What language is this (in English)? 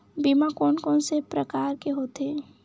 Chhattisgarhi